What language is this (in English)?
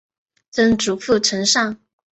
Chinese